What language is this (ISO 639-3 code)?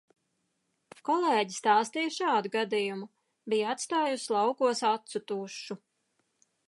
lav